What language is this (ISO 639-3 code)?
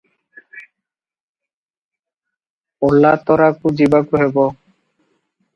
ori